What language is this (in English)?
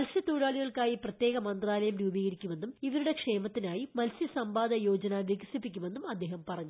Malayalam